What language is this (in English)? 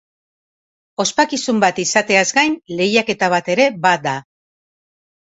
Basque